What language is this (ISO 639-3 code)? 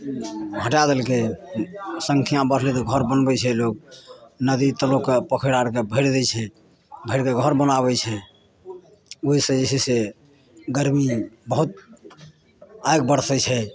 mai